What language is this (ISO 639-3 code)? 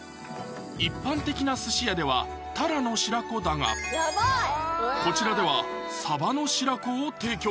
jpn